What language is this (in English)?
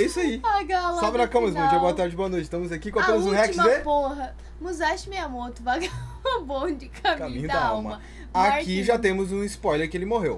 Portuguese